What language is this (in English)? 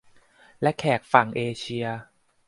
Thai